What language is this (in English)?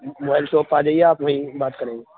Urdu